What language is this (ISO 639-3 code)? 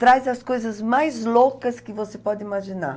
por